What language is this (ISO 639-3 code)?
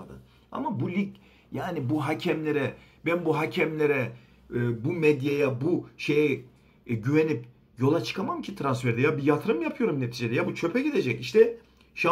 tur